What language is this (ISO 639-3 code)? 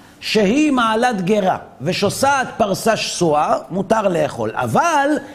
heb